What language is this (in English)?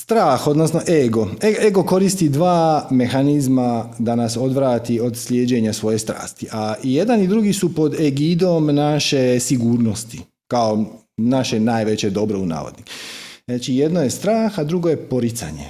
Croatian